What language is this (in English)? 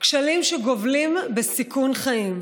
Hebrew